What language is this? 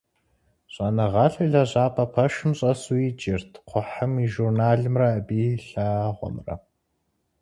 Kabardian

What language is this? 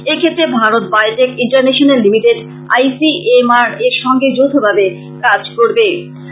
Bangla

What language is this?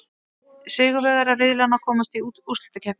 Icelandic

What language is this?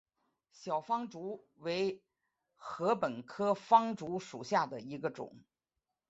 Chinese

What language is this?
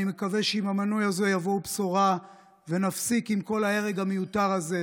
Hebrew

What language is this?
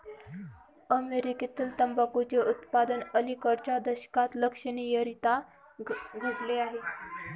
Marathi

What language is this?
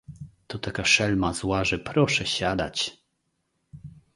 Polish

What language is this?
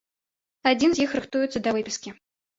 Belarusian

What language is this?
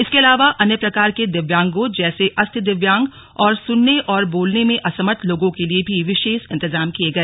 Hindi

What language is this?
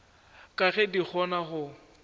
Northern Sotho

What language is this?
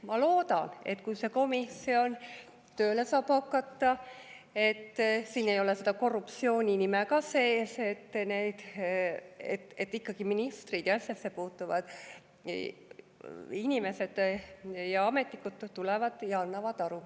Estonian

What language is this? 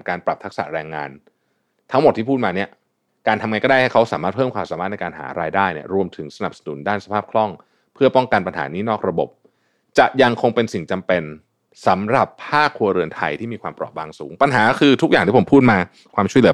Thai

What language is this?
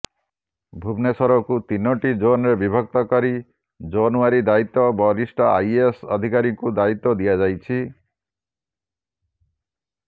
Odia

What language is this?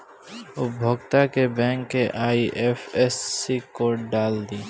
Bhojpuri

